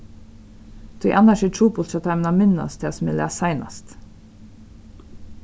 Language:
Faroese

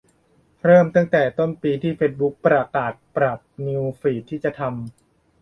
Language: Thai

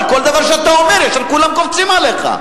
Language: Hebrew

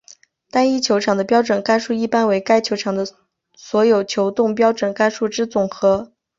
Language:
Chinese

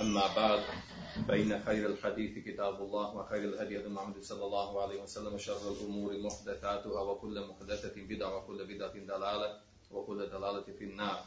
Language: Croatian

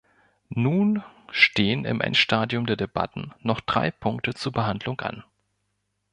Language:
German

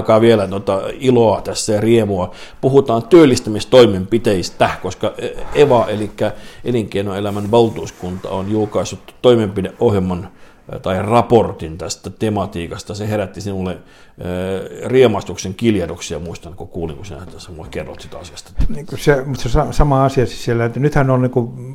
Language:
Finnish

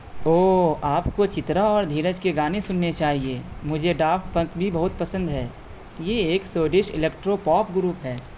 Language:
Urdu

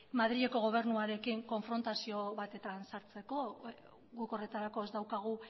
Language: Basque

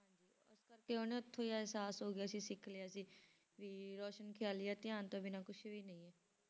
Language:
Punjabi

